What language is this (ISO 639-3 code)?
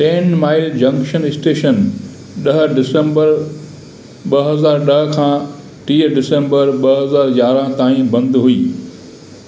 snd